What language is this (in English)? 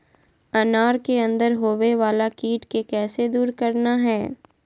Magahi